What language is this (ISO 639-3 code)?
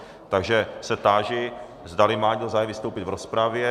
ces